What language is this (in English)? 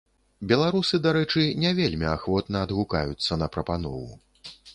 Belarusian